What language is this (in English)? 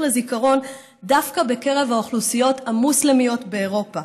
Hebrew